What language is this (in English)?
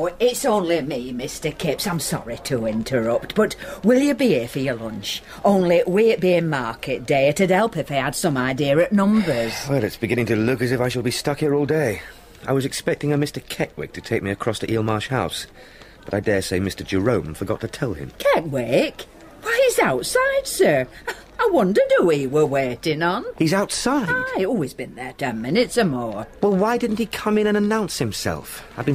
English